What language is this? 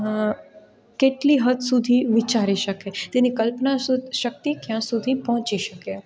Gujarati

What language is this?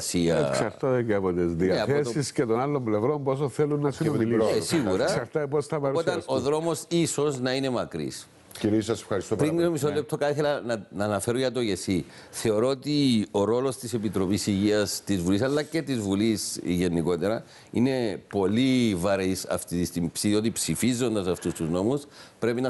Greek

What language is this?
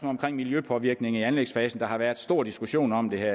Danish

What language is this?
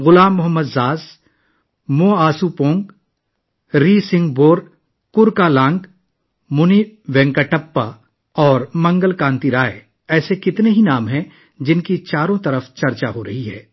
Urdu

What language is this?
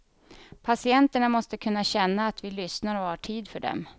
Swedish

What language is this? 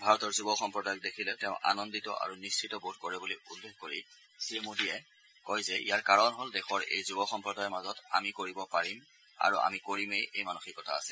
Assamese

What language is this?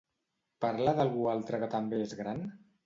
Catalan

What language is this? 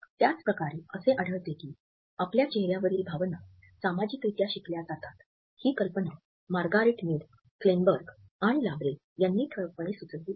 Marathi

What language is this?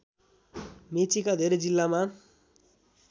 Nepali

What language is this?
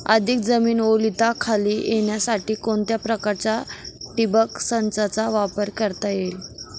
Marathi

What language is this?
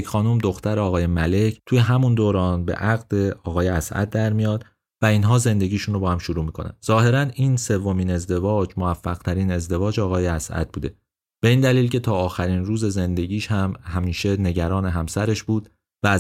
Persian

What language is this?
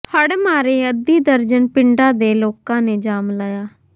Punjabi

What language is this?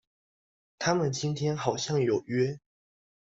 Chinese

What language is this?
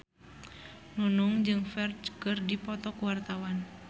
Sundanese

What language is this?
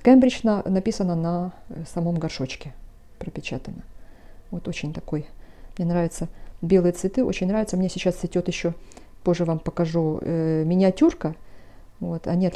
Russian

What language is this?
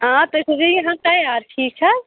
Kashmiri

